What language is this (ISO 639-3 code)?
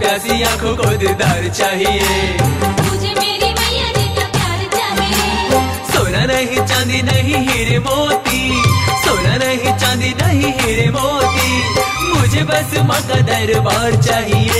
hin